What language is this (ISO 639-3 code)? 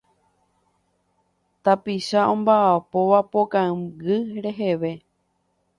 grn